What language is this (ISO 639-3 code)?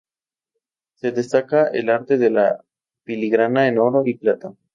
spa